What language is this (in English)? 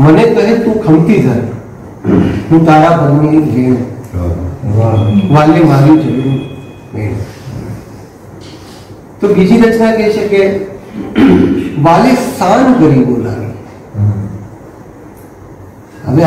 Gujarati